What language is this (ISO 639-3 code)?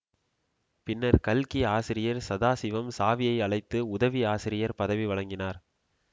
tam